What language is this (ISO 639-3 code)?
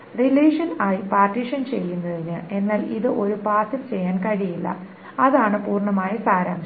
mal